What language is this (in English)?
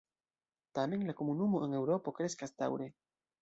Esperanto